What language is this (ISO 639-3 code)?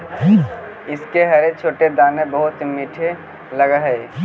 mag